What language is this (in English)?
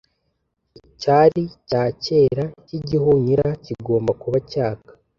Kinyarwanda